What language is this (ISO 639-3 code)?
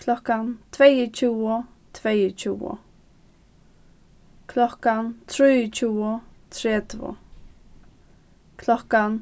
fao